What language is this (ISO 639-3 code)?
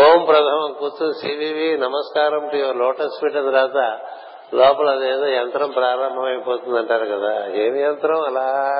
tel